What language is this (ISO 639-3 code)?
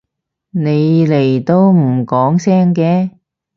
yue